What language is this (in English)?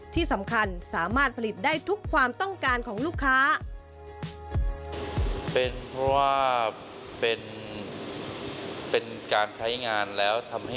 Thai